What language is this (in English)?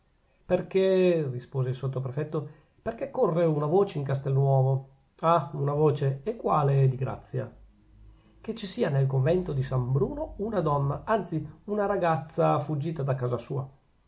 Italian